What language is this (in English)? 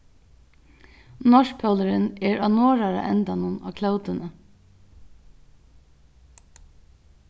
Faroese